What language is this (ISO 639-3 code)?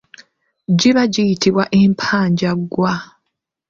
lug